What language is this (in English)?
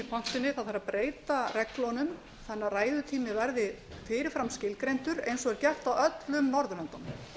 Icelandic